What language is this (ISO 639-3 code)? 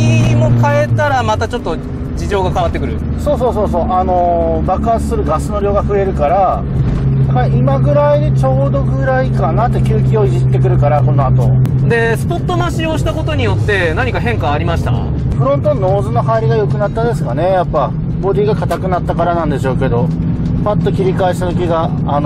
jpn